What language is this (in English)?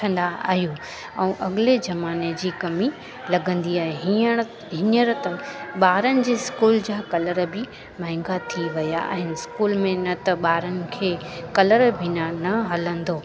Sindhi